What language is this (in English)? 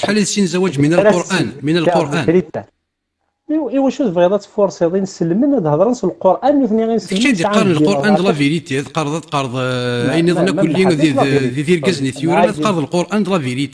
Arabic